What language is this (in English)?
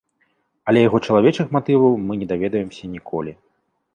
Belarusian